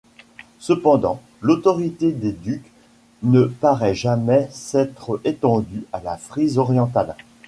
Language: French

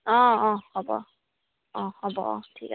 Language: Assamese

